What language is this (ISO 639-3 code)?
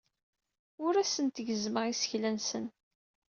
kab